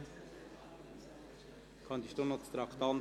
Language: Swiss German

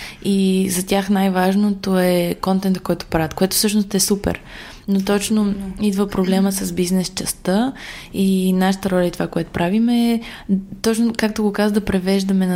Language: Bulgarian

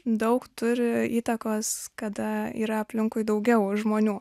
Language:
Lithuanian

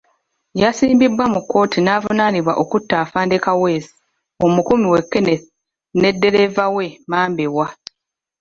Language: Ganda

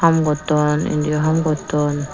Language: Chakma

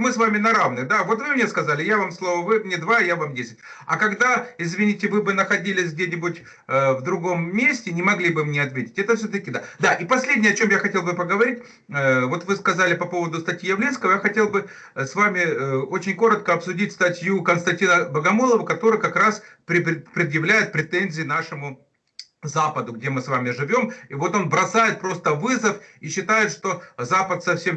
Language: Russian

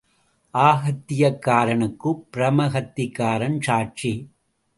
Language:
Tamil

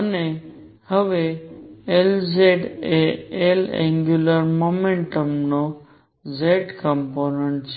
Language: Gujarati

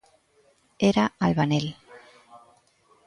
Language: Galician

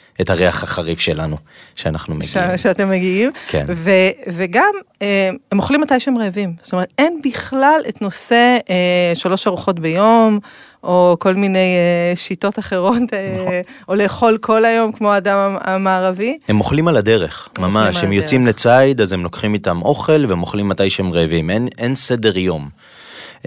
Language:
Hebrew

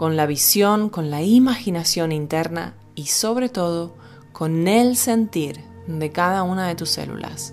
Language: Spanish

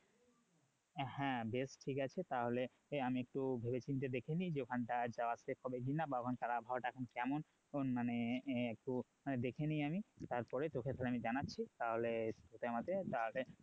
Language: Bangla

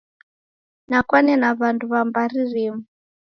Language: Taita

